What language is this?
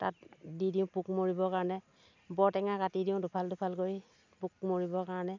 Assamese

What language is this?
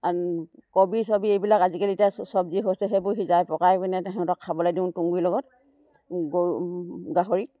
Assamese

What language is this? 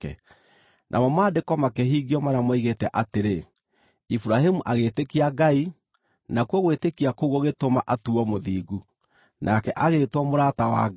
Kikuyu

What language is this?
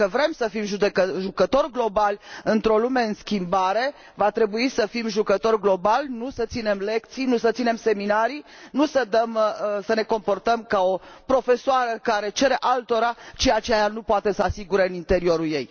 Romanian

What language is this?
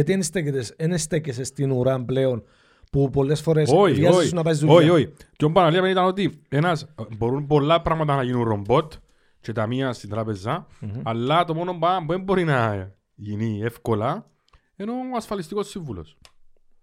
Greek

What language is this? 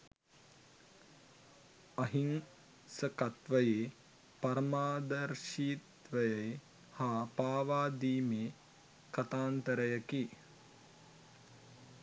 Sinhala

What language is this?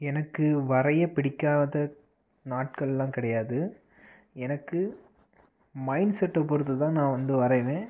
Tamil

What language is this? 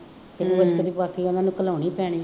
Punjabi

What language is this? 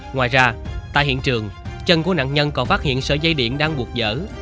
Vietnamese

